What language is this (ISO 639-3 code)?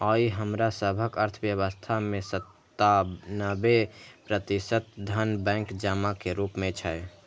mai